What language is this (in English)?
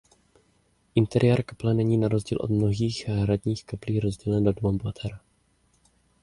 Czech